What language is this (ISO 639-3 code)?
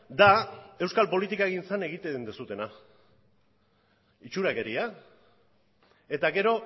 eus